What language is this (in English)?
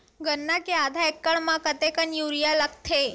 Chhattisgarhi